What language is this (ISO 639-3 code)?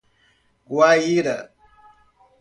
por